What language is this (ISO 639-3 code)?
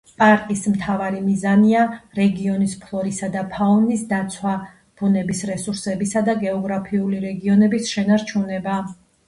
kat